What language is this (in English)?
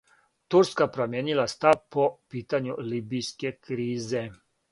Serbian